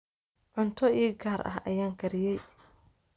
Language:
Somali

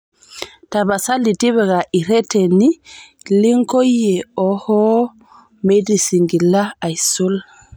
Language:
Masai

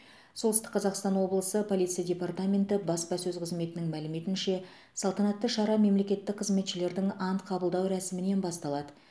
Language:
Kazakh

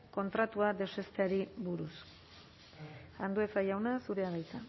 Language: Basque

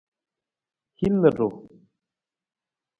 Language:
Nawdm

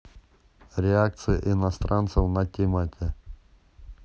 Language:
Russian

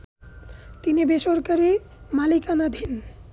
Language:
Bangla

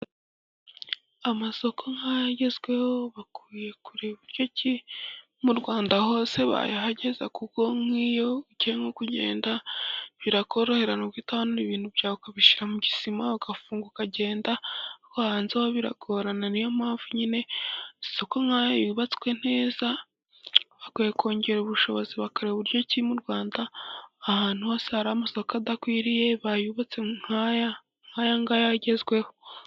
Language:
Kinyarwanda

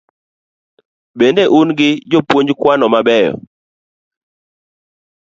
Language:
Luo (Kenya and Tanzania)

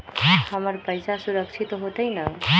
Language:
Magahi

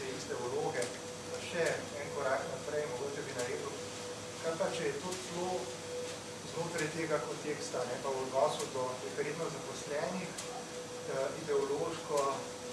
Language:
Ukrainian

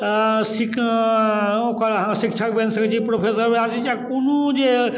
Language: Maithili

